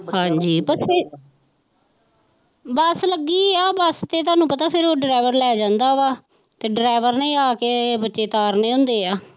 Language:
Punjabi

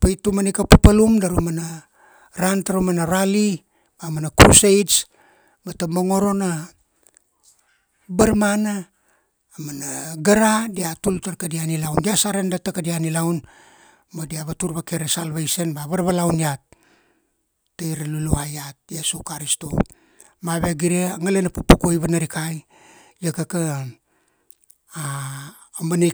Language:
Kuanua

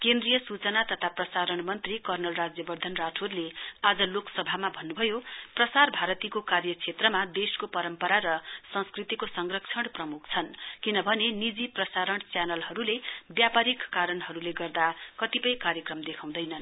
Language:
Nepali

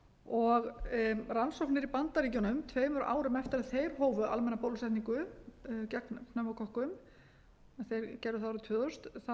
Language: Icelandic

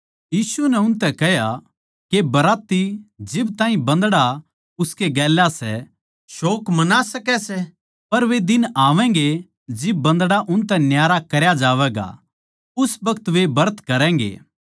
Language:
Haryanvi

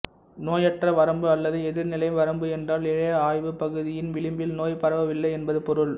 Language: Tamil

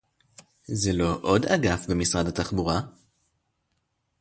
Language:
Hebrew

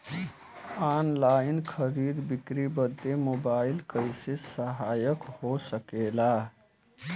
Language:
Bhojpuri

